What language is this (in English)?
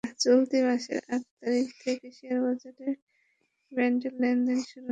Bangla